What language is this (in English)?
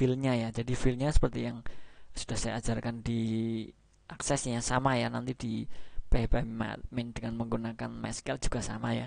Indonesian